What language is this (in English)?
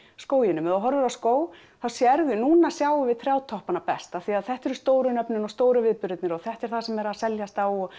Icelandic